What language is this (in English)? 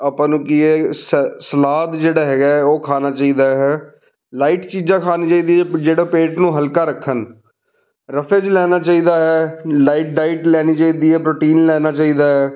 Punjabi